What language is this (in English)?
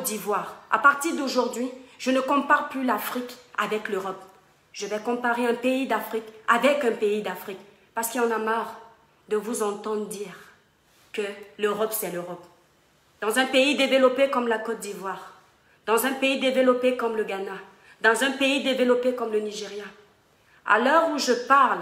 French